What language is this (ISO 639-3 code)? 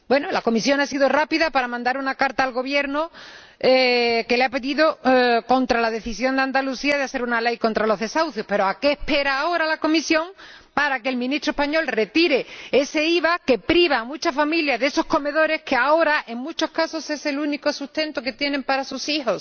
spa